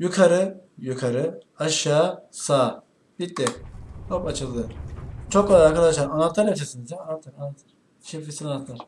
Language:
Turkish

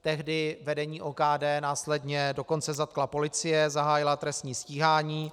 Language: Czech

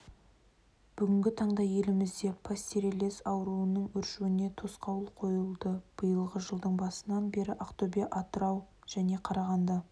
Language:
Kazakh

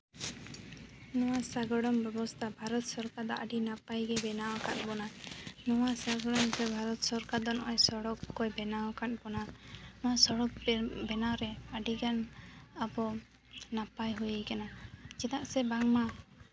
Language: Santali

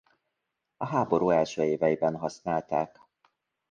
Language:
Hungarian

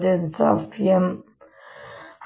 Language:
Kannada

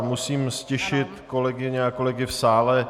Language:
Czech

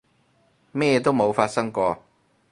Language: Cantonese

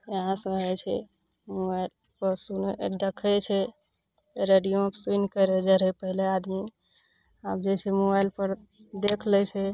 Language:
Maithili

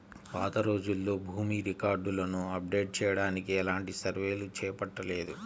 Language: Telugu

